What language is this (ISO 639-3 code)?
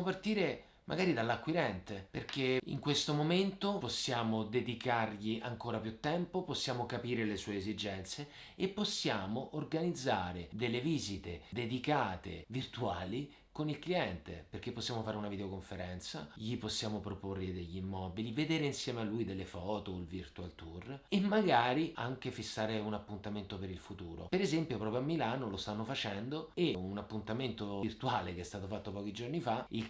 ita